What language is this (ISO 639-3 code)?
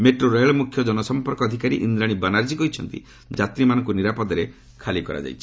ori